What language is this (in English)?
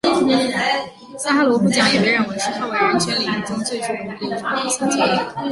Chinese